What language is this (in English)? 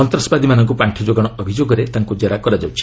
Odia